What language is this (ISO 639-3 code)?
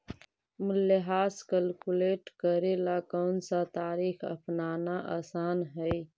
mag